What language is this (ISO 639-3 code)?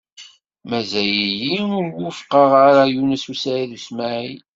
kab